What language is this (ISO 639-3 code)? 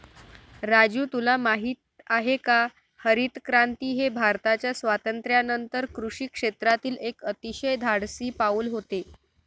mar